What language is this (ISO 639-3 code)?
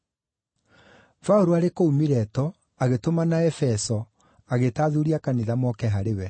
kik